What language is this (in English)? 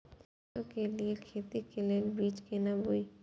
Maithili